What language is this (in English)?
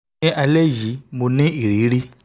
Yoruba